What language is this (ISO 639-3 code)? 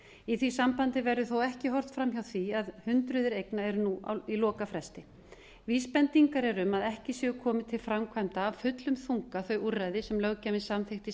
isl